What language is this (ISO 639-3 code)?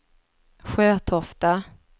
swe